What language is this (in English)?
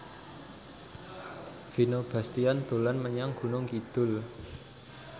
Javanese